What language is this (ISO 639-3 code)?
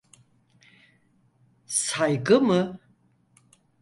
tur